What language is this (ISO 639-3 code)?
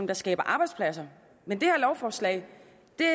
dan